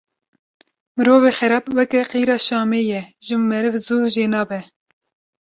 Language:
Kurdish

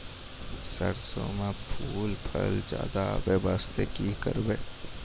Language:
Maithili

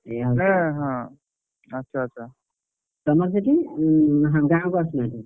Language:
Odia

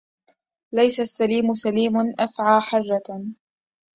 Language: Arabic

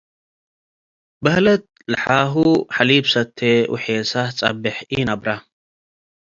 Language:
Tigre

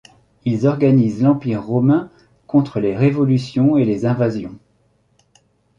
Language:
French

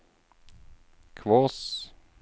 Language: Norwegian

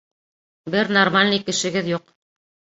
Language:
Bashkir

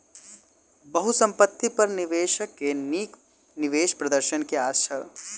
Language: Maithili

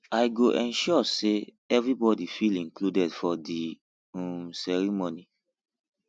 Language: Nigerian Pidgin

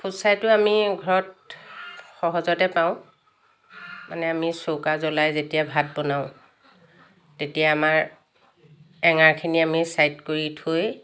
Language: Assamese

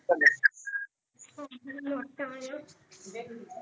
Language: Punjabi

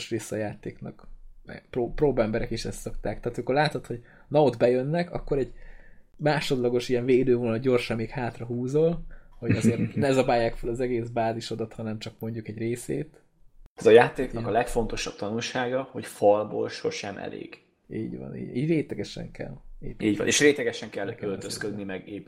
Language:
Hungarian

